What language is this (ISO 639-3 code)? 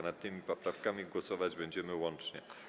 pol